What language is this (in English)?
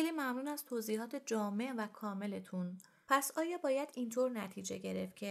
Persian